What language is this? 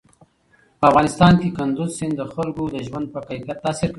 Pashto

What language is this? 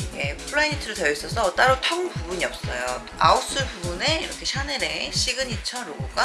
Korean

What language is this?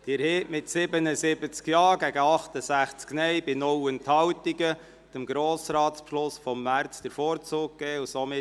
Swiss German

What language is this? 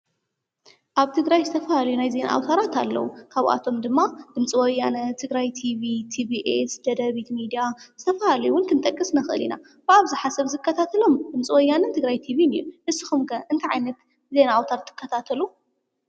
Tigrinya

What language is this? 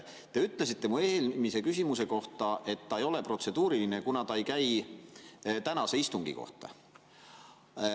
Estonian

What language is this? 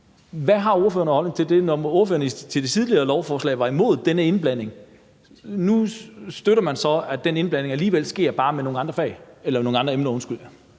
Danish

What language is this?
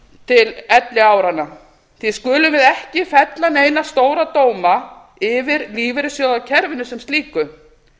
Icelandic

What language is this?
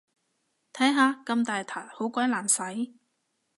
Cantonese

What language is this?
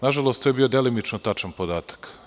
Serbian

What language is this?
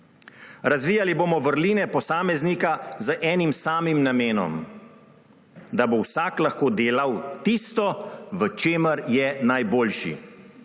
Slovenian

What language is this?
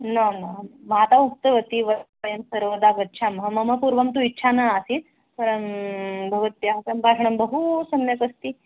Sanskrit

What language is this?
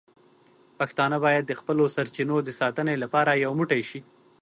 Pashto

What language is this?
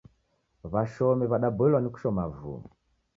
Taita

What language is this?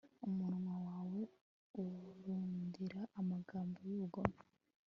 Kinyarwanda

